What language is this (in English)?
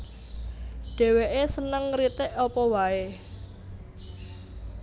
Javanese